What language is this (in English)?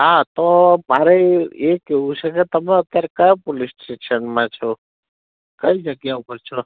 Gujarati